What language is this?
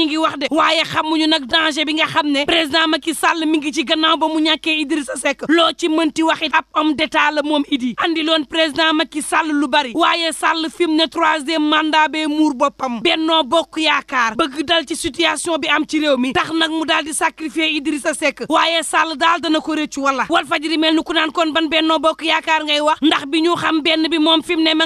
Arabic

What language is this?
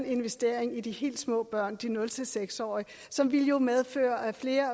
Danish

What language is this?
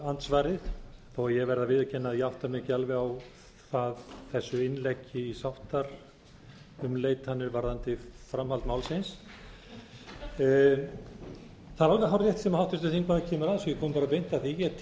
Icelandic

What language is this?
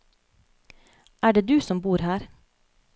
Norwegian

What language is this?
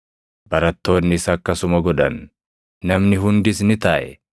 Oromo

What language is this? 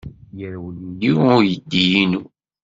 Kabyle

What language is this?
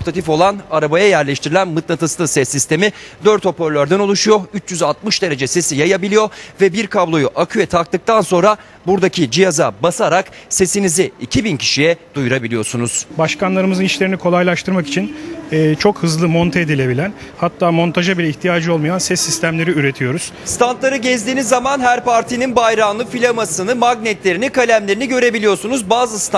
Turkish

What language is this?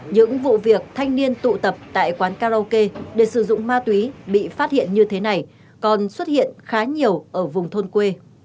Vietnamese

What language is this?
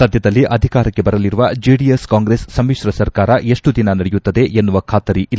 Kannada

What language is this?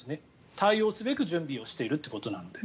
Japanese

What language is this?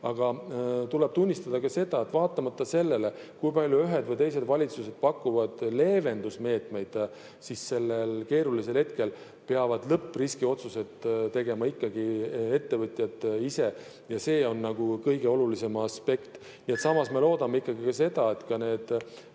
Estonian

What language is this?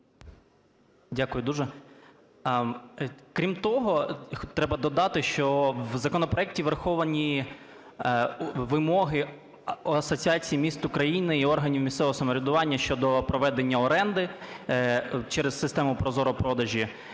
Ukrainian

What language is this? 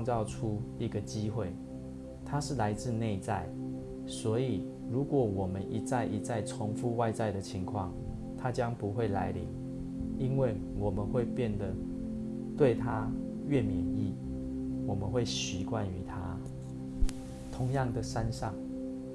Chinese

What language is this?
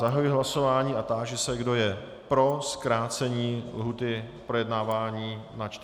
Czech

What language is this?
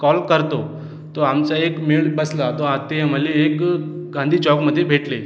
Marathi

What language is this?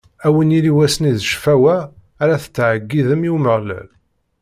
Kabyle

